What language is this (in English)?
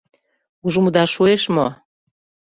Mari